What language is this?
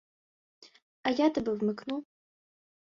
Ukrainian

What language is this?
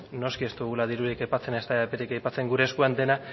Basque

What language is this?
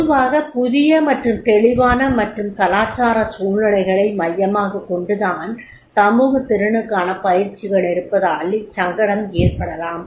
Tamil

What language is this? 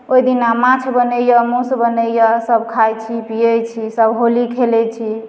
Maithili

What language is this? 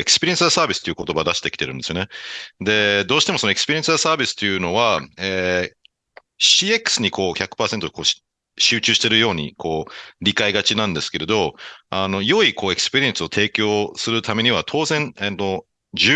Japanese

